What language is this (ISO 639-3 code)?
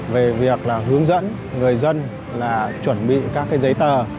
vie